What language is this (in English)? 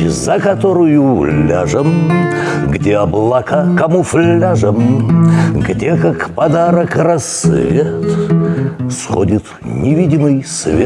Russian